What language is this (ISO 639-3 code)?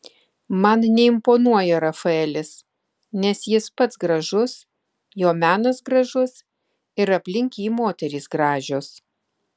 lit